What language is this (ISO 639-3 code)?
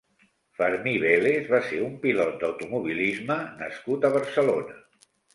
cat